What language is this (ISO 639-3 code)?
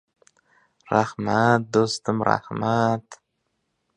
uzb